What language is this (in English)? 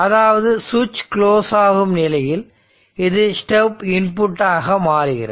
Tamil